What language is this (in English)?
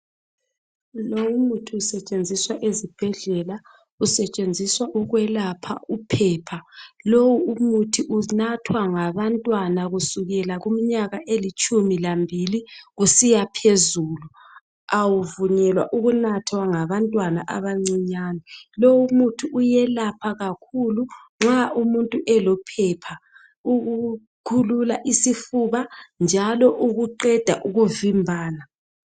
North Ndebele